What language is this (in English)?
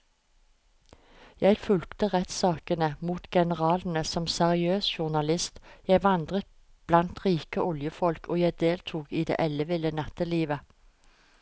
Norwegian